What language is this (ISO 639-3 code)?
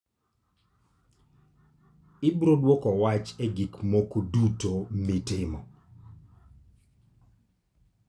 luo